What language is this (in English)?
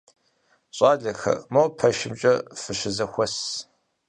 Kabardian